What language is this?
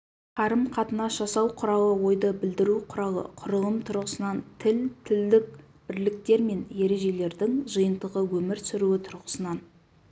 Kazakh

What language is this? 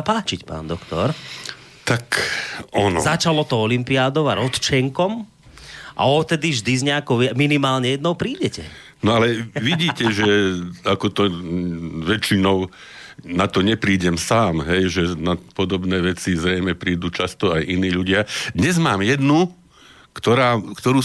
Slovak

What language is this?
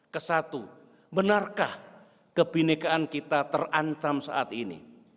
Indonesian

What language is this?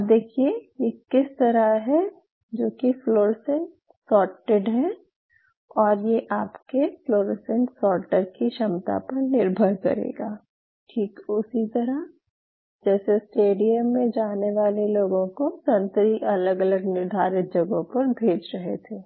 Hindi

